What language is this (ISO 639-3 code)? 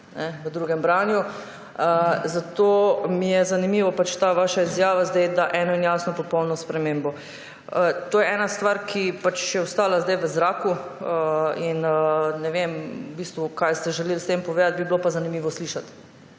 slv